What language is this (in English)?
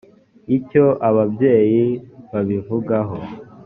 Kinyarwanda